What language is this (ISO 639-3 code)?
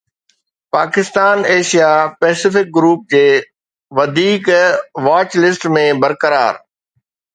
snd